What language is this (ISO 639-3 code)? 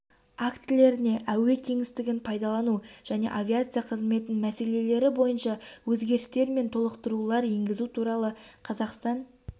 kaz